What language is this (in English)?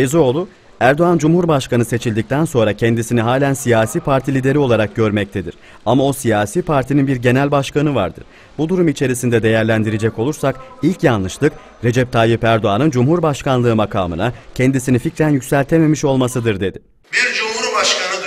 Turkish